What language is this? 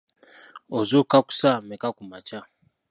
Ganda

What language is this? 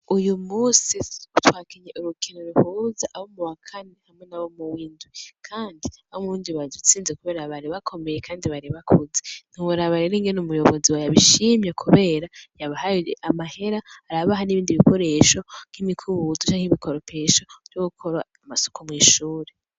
Rundi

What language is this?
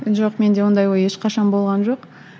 Kazakh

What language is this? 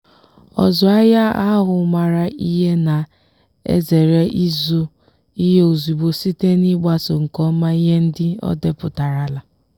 Igbo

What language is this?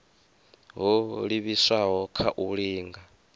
Venda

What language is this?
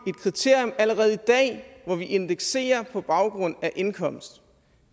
Danish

